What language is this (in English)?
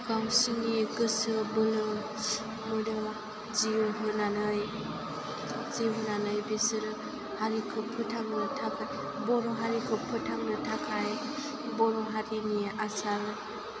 Bodo